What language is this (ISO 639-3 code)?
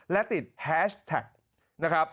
tha